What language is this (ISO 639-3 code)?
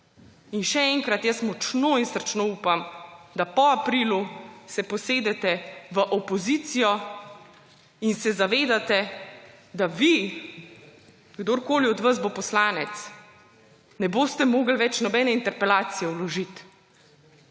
slv